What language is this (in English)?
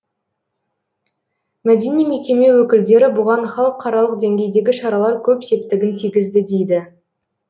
Kazakh